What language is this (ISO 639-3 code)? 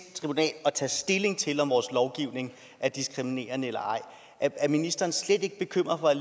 dan